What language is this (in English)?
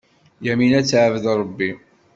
Kabyle